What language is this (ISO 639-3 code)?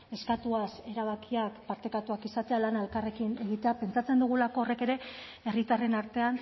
eus